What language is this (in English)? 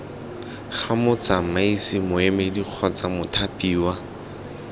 Tswana